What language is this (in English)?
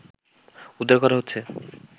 Bangla